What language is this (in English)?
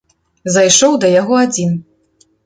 Belarusian